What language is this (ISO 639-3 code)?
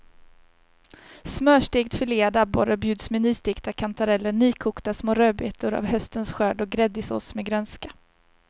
swe